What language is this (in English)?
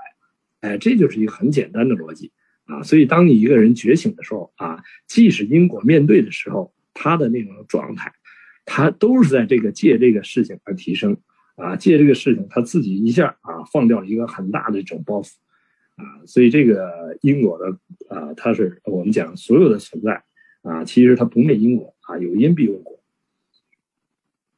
Chinese